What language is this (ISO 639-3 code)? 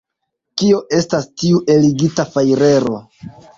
epo